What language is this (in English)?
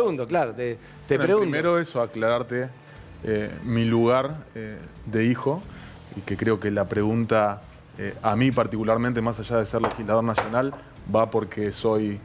Spanish